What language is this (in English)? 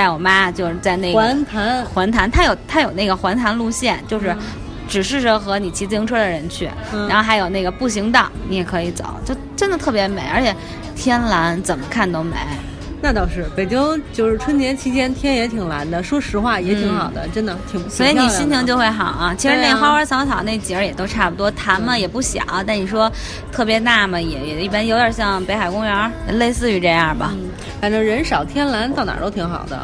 Chinese